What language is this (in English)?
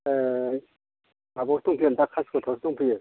Bodo